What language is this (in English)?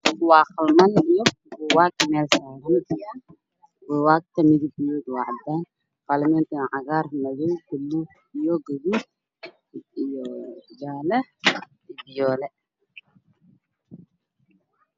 Somali